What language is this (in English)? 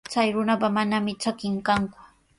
Sihuas Ancash Quechua